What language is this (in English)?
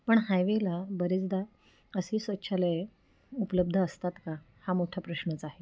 Marathi